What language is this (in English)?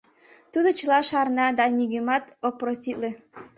Mari